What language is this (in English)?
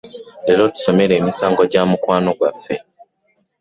Ganda